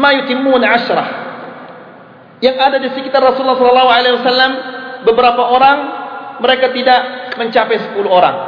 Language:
Malay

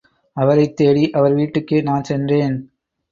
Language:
Tamil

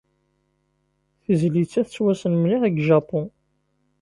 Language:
Kabyle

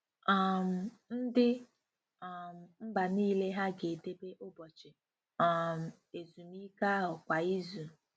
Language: Igbo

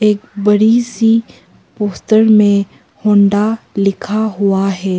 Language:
Hindi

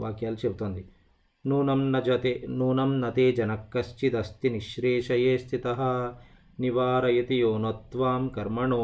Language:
Telugu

